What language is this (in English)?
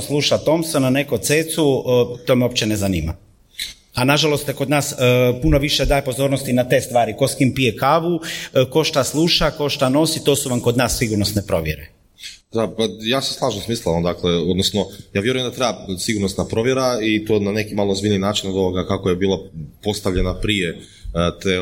Croatian